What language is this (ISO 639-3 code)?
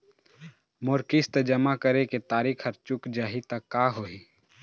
hne